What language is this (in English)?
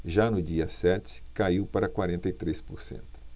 Portuguese